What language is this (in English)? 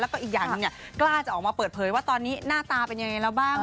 Thai